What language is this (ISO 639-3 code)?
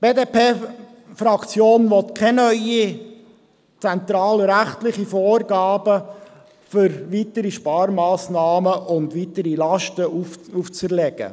gsw